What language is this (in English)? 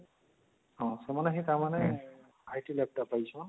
Odia